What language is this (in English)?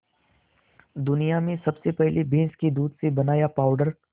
Hindi